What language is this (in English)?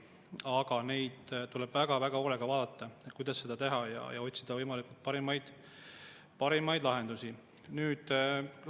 Estonian